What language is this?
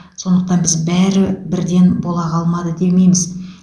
Kazakh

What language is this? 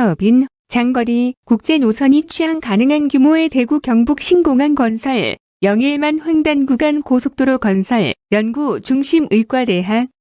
Korean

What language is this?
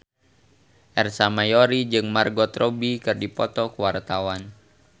Sundanese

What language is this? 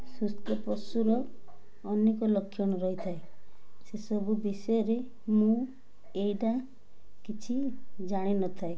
Odia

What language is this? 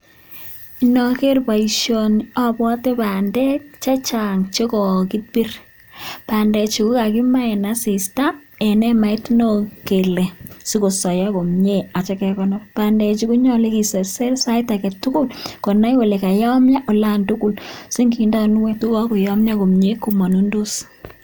Kalenjin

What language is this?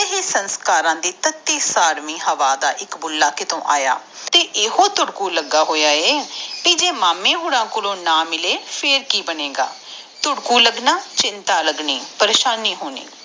Punjabi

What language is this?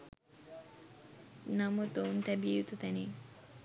Sinhala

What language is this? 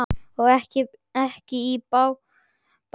Icelandic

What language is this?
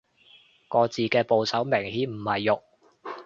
Cantonese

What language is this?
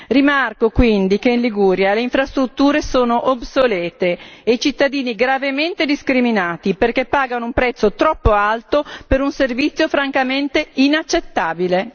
Italian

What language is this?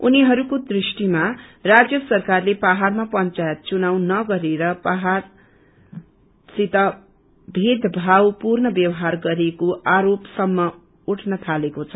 Nepali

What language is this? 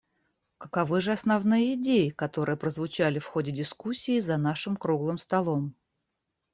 Russian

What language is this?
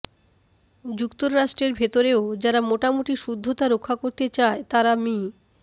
Bangla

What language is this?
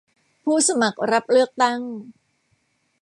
Thai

